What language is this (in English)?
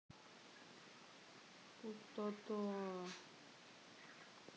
Russian